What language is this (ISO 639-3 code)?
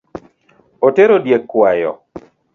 luo